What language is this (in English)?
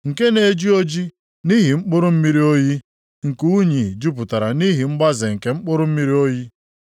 Igbo